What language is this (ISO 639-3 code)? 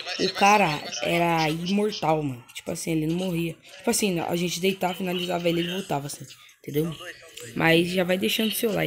por